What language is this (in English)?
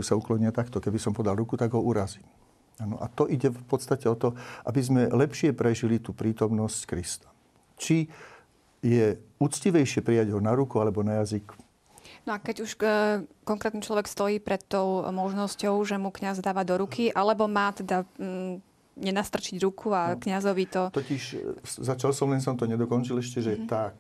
Slovak